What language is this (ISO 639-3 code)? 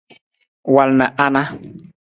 nmz